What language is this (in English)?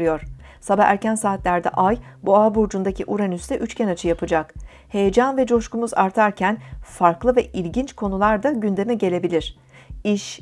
Turkish